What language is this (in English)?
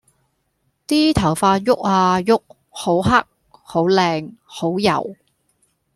Cantonese